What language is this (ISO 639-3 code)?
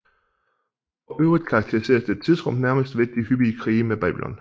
dan